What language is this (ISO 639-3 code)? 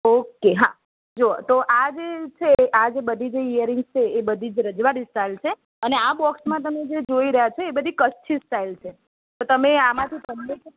guj